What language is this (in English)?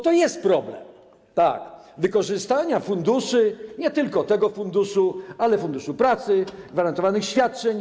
Polish